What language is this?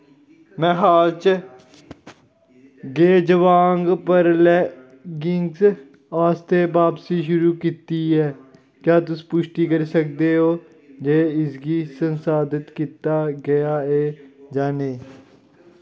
Dogri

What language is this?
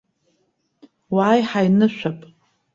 Abkhazian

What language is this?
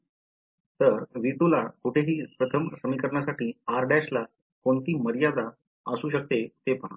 Marathi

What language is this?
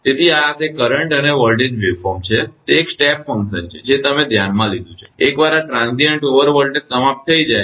Gujarati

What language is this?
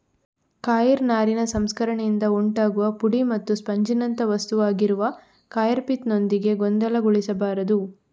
Kannada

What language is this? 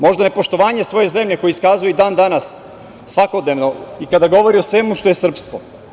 Serbian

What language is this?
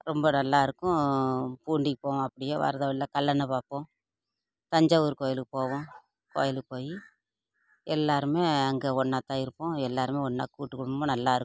Tamil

